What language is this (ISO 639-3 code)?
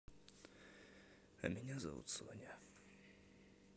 rus